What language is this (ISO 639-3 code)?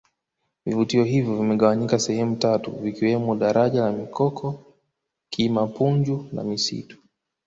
swa